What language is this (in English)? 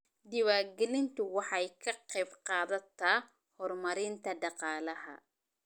Somali